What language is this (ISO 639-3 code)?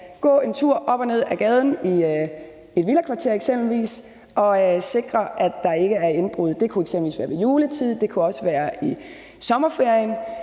dan